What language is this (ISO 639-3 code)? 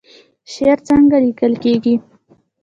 pus